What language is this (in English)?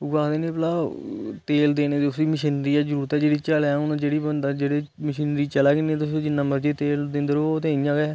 Dogri